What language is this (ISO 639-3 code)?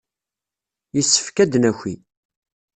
kab